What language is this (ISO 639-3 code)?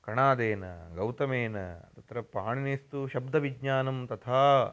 san